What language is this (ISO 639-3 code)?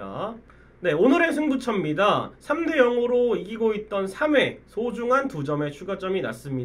kor